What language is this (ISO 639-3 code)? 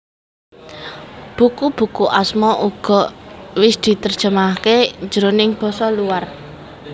jav